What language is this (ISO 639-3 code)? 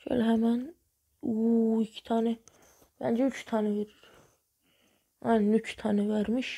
tur